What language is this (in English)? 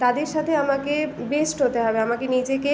Bangla